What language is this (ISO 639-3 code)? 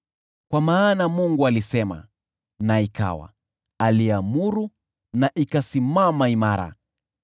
swa